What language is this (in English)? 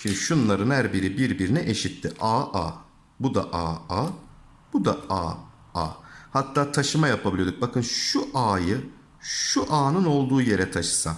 Turkish